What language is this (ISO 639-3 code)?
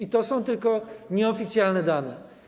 pol